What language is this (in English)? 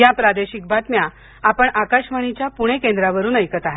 Marathi